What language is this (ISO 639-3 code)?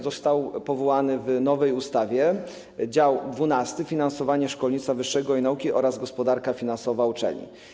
pol